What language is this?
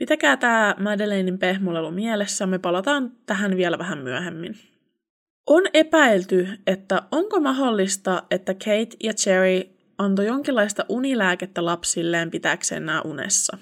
Finnish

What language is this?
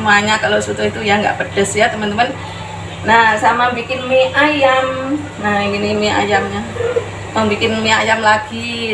Indonesian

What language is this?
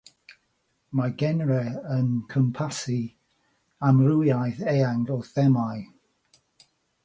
Welsh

